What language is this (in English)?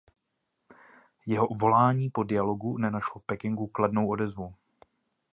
Czech